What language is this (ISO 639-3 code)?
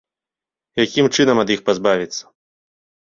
bel